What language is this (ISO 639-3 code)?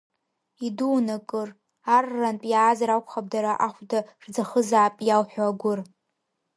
abk